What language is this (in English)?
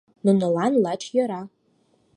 Mari